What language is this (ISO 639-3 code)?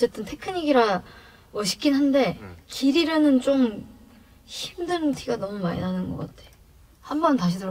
kor